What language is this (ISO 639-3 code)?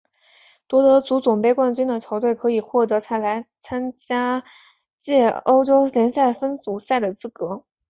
zho